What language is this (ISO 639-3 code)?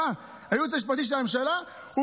heb